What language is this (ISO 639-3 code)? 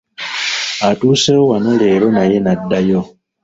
lug